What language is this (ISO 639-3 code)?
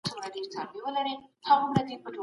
pus